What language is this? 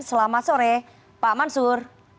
Indonesian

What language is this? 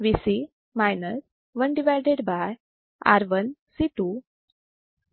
Marathi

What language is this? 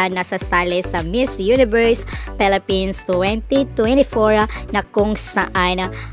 Filipino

